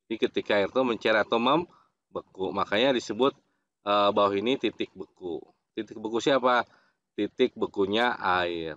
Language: Indonesian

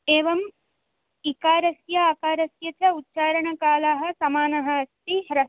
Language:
Sanskrit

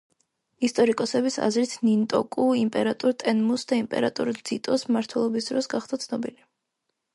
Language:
Georgian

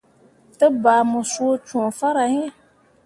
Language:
Mundang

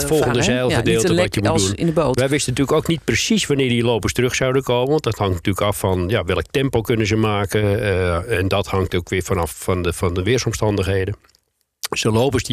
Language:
Dutch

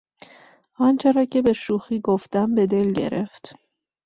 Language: Persian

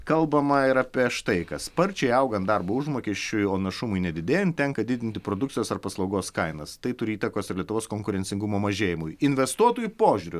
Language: Lithuanian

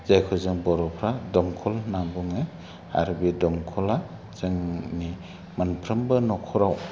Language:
Bodo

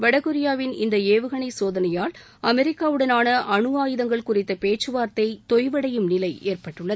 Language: Tamil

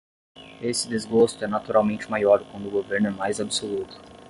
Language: Portuguese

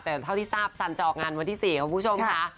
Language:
Thai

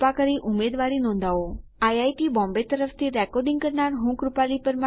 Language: Gujarati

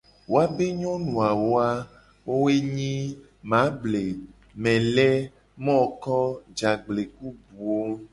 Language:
Gen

